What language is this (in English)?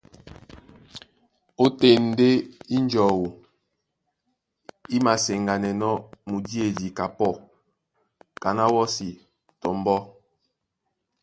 Duala